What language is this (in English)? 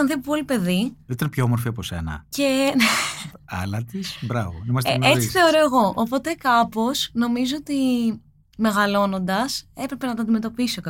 Greek